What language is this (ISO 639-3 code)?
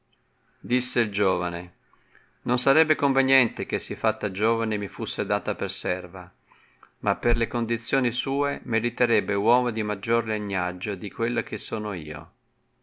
ita